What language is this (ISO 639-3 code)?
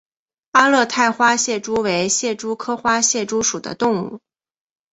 zho